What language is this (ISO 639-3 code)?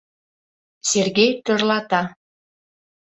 chm